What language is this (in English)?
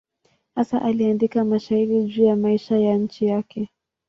Swahili